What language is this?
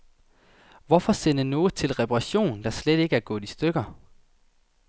Danish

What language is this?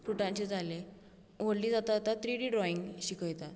Konkani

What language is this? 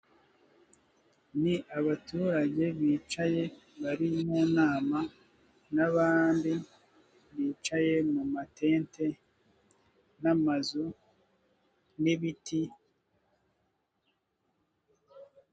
Kinyarwanda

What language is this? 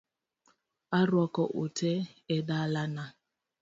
Luo (Kenya and Tanzania)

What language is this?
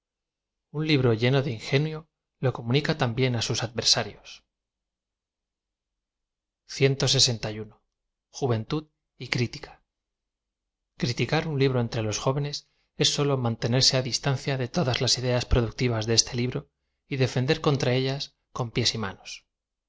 Spanish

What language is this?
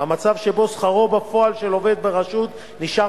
Hebrew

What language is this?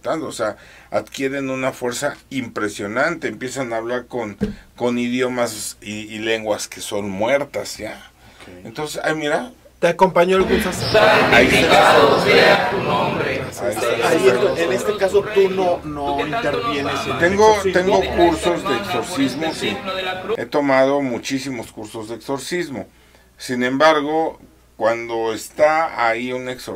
Spanish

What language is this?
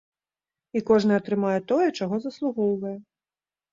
Belarusian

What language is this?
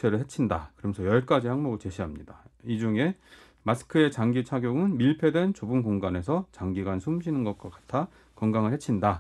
Korean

